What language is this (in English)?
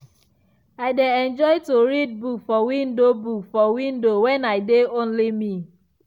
Nigerian Pidgin